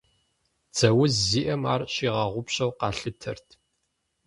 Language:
Kabardian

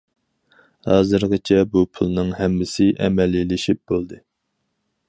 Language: Uyghur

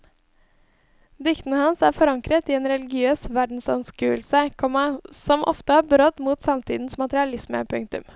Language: Norwegian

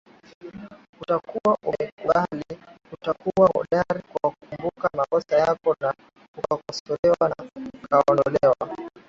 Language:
Swahili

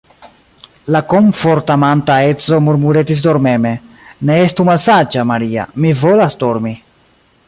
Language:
Esperanto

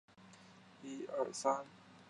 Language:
Chinese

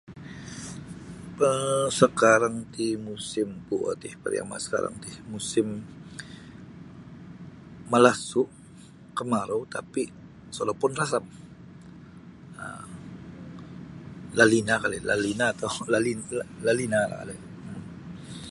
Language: Sabah Bisaya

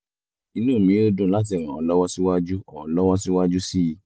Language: Yoruba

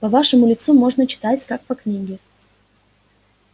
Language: Russian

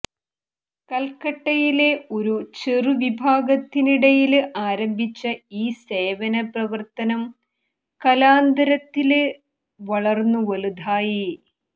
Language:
Malayalam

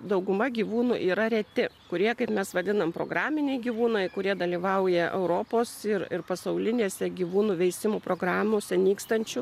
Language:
Lithuanian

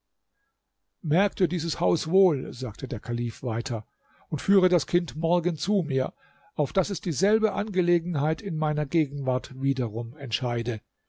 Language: German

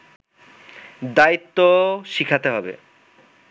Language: Bangla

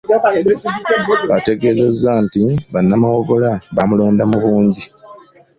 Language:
Ganda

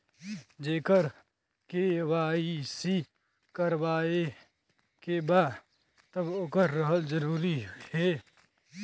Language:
Bhojpuri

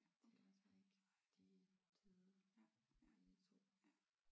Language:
Danish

